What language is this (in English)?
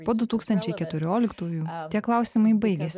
Lithuanian